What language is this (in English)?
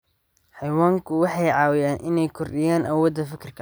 Somali